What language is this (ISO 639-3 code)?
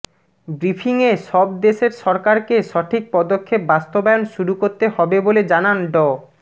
ben